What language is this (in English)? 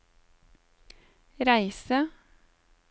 Norwegian